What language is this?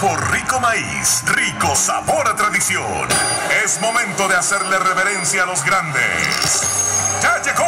Spanish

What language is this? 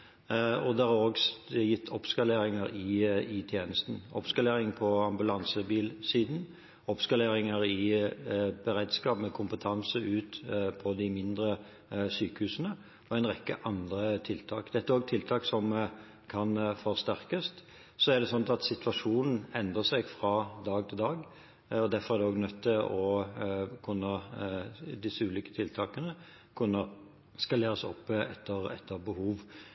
Norwegian Bokmål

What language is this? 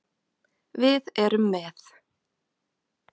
Icelandic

